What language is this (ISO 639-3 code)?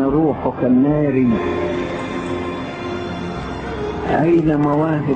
ara